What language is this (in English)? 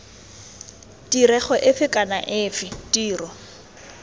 Tswana